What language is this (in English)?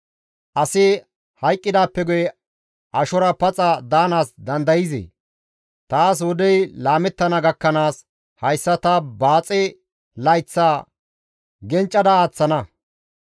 Gamo